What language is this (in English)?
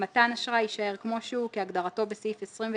Hebrew